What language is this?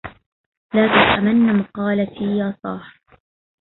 Arabic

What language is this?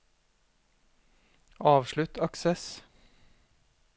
Norwegian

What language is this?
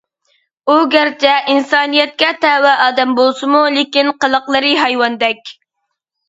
Uyghur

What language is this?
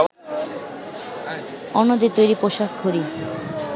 Bangla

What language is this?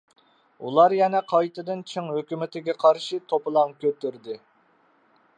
Uyghur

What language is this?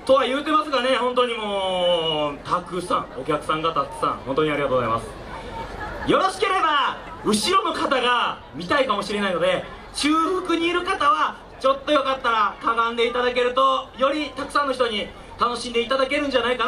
Japanese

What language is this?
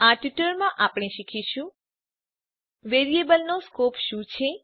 Gujarati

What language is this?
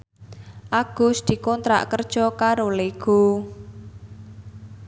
Javanese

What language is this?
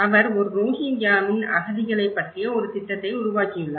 Tamil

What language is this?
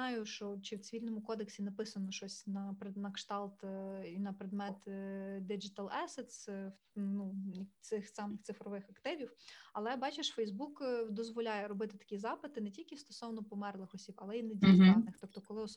Ukrainian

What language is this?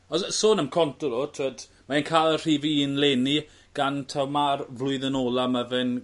Welsh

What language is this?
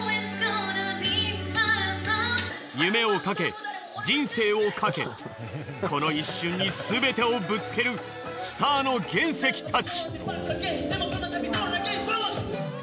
Japanese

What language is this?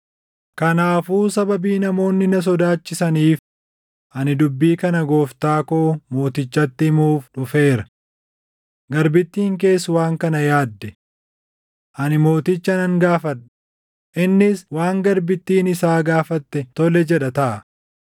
Oromo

